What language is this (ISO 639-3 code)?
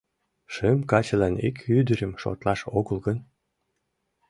chm